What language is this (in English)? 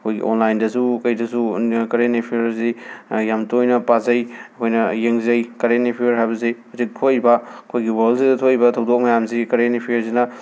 Manipuri